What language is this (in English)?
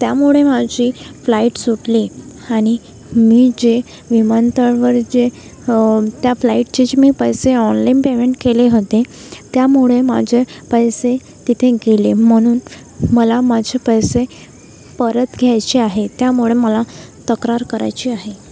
Marathi